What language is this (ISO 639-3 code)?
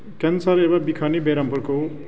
brx